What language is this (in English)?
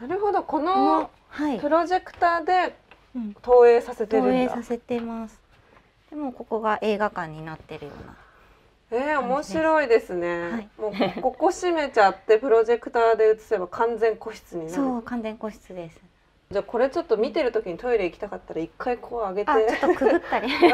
Japanese